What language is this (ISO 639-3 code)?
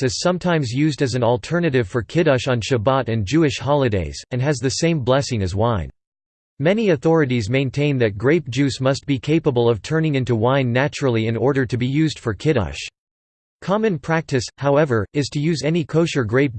eng